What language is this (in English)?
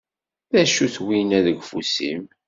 Kabyle